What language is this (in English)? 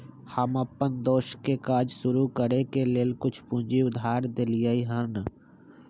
Magahi